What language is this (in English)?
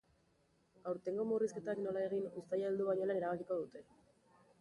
Basque